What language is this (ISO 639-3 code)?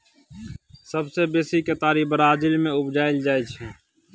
mai